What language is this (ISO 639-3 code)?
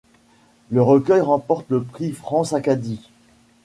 fra